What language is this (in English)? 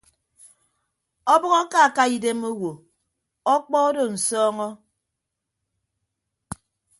Ibibio